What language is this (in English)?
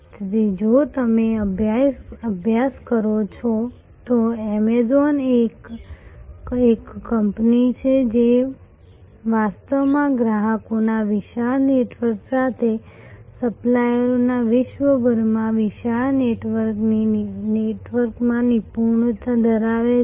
Gujarati